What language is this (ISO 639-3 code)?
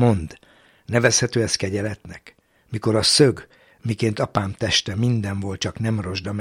hun